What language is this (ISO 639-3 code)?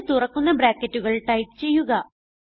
mal